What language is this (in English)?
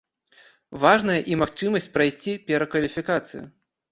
Belarusian